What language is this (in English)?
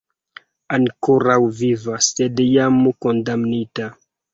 Esperanto